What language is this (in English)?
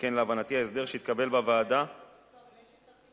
Hebrew